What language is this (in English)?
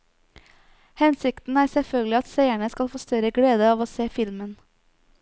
Norwegian